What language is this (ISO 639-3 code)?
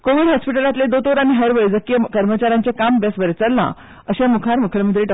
kok